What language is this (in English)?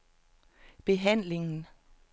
Danish